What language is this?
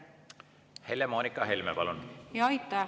Estonian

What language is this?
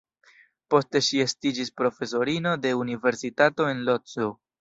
Esperanto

